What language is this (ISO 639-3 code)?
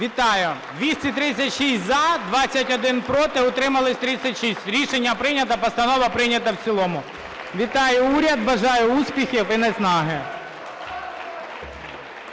ukr